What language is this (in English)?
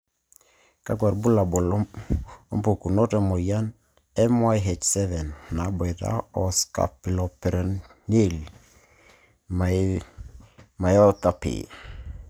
Masai